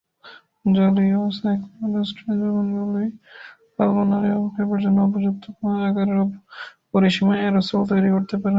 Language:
Bangla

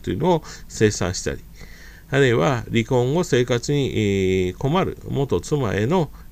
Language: Japanese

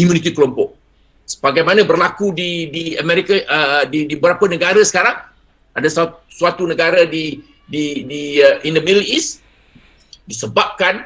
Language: Malay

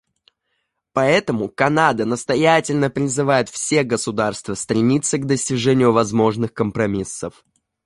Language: Russian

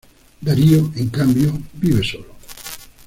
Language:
Spanish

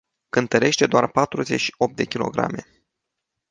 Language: Romanian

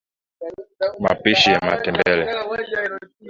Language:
Swahili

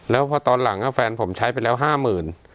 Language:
Thai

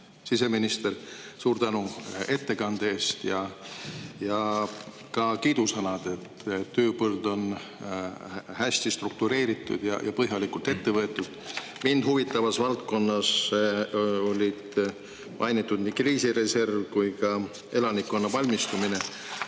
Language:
Estonian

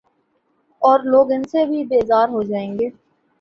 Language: Urdu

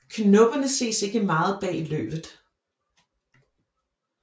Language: Danish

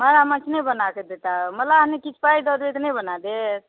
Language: Maithili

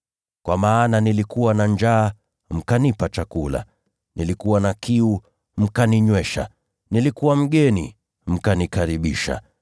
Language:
Swahili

